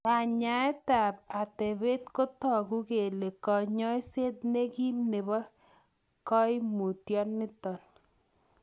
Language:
Kalenjin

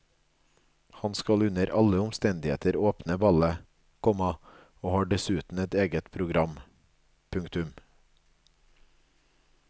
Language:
Norwegian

